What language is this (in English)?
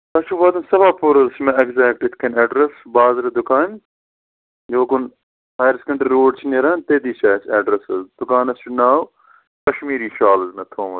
Kashmiri